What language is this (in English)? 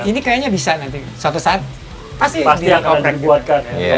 Indonesian